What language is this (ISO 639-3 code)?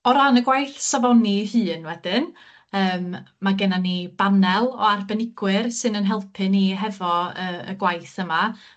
cym